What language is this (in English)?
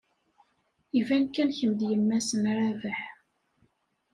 Kabyle